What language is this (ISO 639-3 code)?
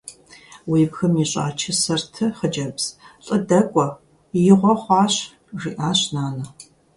kbd